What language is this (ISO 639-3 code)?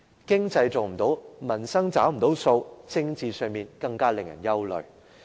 yue